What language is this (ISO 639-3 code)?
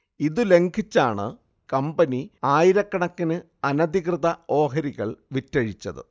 mal